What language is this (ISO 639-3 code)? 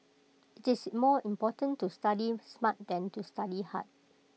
eng